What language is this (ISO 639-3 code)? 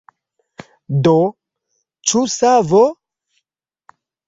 epo